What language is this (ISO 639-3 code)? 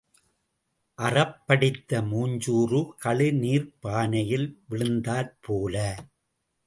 tam